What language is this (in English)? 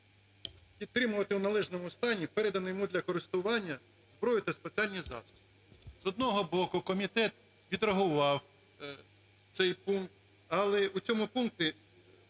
Ukrainian